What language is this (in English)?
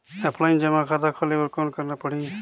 Chhattisgarhi